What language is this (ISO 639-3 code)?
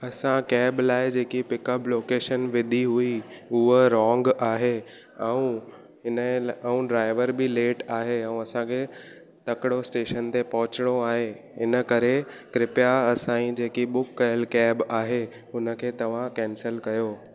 snd